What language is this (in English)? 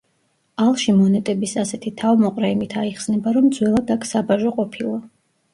Georgian